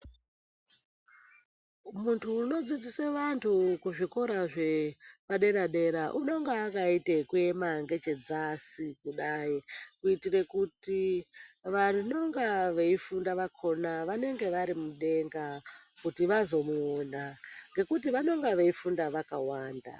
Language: Ndau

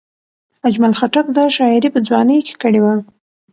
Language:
Pashto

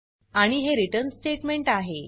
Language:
Marathi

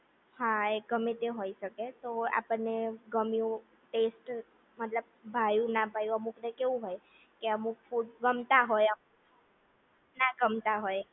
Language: Gujarati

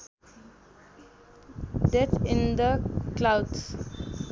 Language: Nepali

